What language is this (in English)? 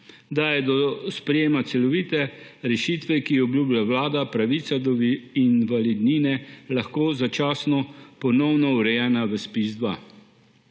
Slovenian